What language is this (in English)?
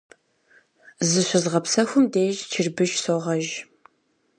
Kabardian